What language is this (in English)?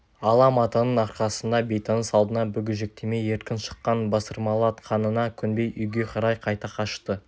Kazakh